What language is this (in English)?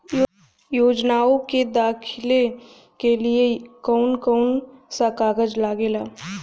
Bhojpuri